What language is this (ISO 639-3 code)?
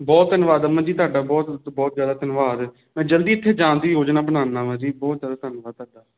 pan